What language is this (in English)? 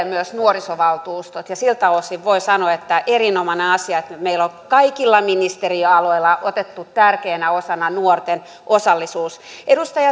Finnish